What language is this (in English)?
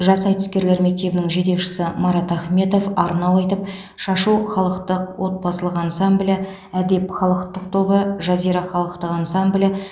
Kazakh